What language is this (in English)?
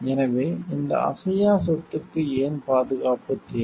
Tamil